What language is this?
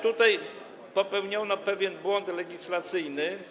Polish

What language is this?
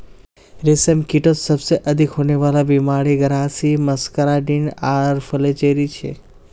Magahi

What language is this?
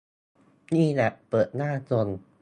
Thai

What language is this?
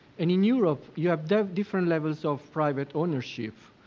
English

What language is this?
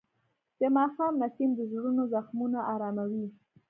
Pashto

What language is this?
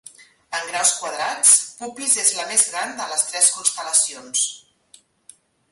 Catalan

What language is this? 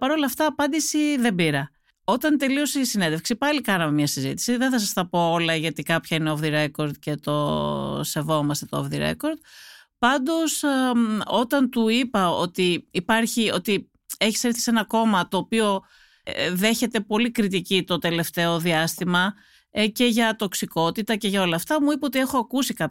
Greek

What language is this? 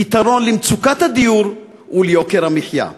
Hebrew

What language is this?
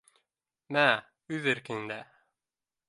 Bashkir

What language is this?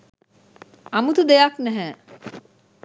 Sinhala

